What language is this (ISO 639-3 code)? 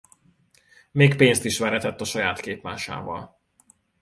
hun